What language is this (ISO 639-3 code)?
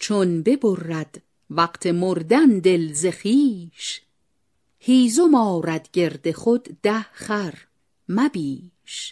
fas